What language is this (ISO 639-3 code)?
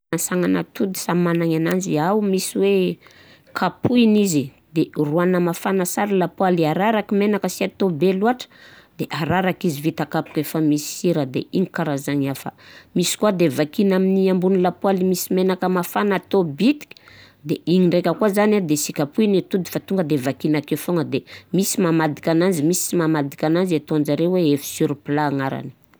bzc